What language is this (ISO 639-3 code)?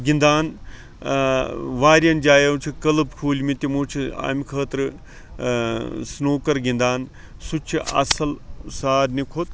kas